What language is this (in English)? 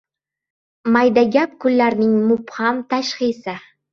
Uzbek